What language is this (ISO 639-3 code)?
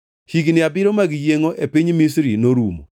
luo